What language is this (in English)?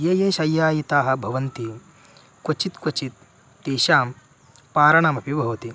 Sanskrit